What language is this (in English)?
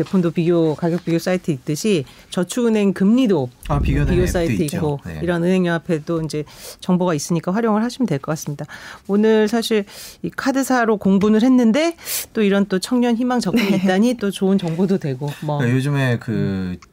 Korean